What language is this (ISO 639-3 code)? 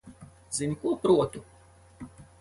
lav